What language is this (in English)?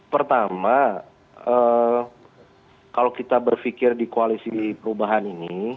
Indonesian